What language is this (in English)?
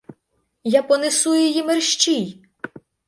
Ukrainian